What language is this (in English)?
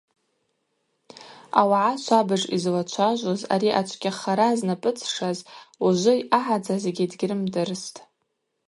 Abaza